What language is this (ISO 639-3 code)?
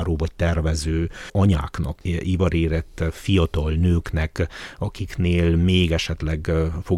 hun